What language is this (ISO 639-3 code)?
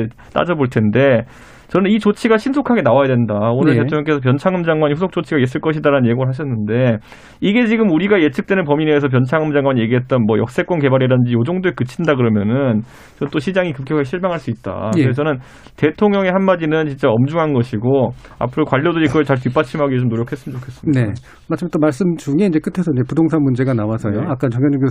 kor